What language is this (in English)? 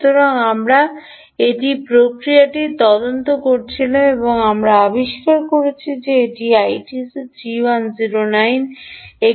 Bangla